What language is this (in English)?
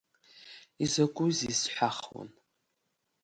Abkhazian